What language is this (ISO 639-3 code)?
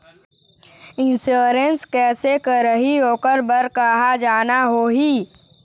hne